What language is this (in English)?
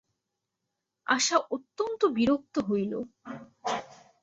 Bangla